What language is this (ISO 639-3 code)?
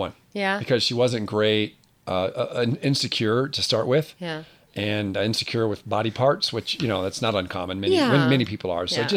eng